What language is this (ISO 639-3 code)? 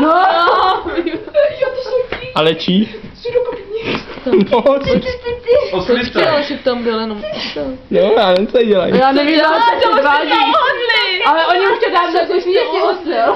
ces